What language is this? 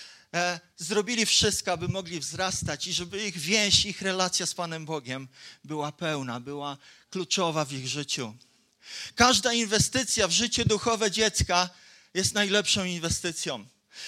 Polish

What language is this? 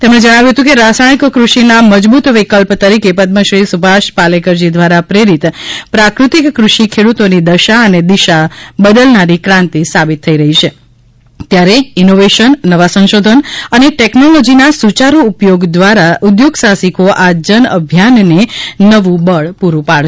Gujarati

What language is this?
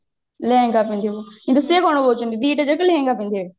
Odia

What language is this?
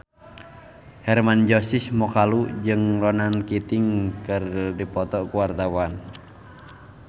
Sundanese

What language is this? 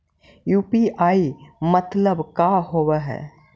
Magahi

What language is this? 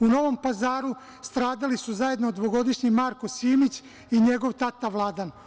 Serbian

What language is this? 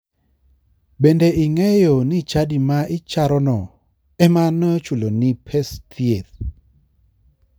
Luo (Kenya and Tanzania)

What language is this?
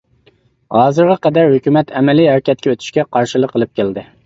Uyghur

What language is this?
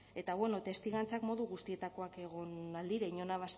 Basque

